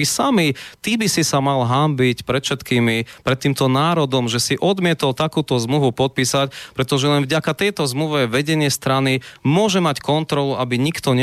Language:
Slovak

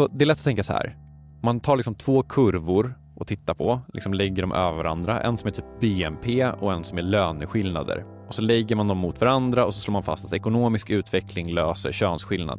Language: Swedish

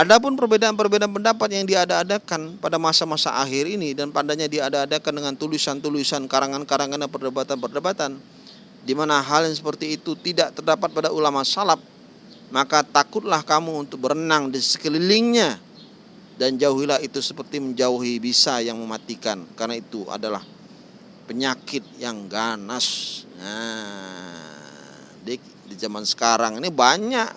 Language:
Indonesian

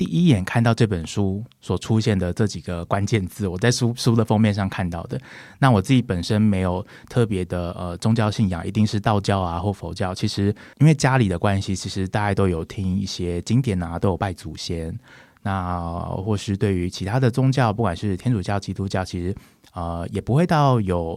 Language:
Chinese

